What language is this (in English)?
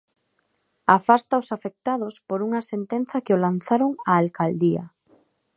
Galician